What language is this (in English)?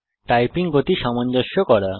Bangla